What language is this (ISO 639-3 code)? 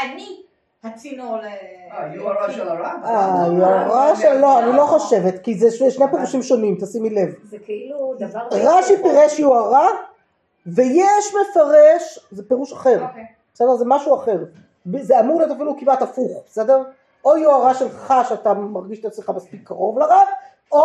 heb